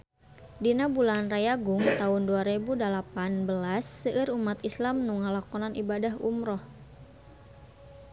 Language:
Sundanese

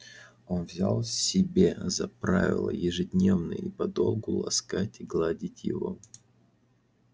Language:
Russian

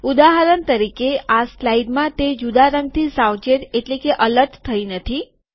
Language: Gujarati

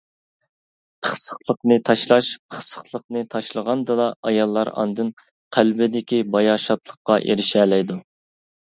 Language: Uyghur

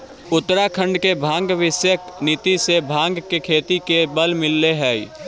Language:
Magahi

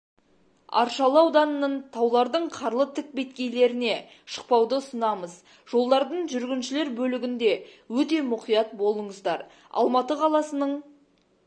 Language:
Kazakh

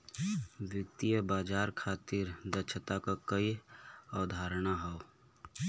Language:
Bhojpuri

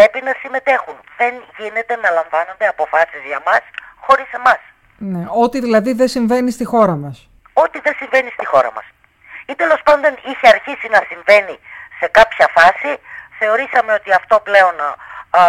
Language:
Greek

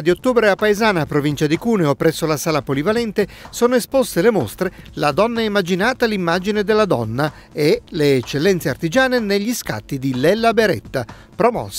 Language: Italian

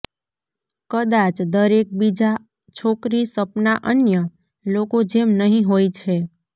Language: Gujarati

